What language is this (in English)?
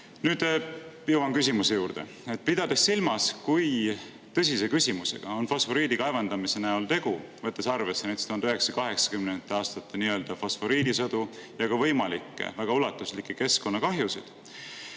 Estonian